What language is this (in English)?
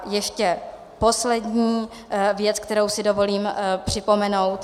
Czech